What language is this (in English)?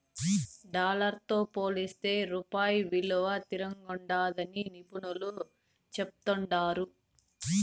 Telugu